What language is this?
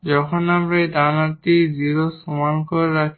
Bangla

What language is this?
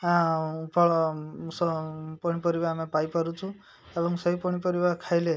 Odia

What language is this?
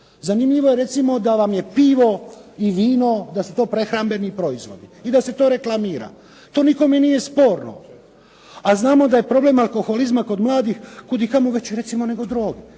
Croatian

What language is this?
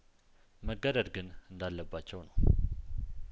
Amharic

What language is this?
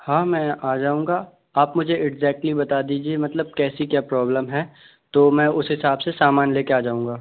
Hindi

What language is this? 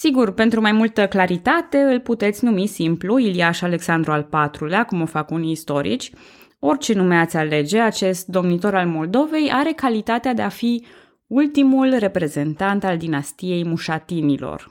Romanian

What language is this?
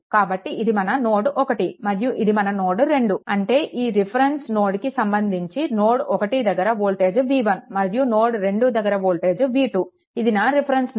Telugu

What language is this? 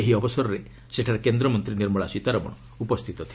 Odia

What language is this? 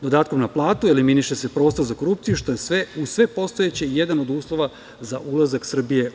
Serbian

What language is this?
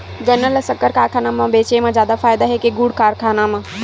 Chhattisgarhi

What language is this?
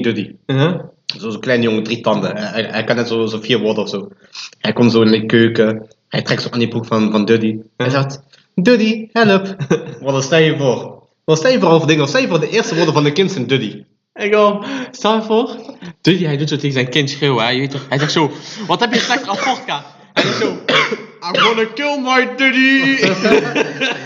Dutch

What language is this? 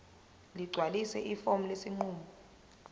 Zulu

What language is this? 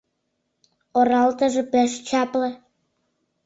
Mari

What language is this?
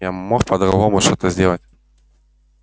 Russian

